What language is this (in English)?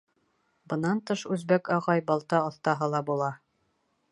Bashkir